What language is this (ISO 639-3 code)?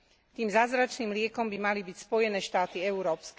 slk